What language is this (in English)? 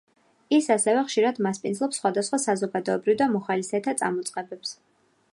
Georgian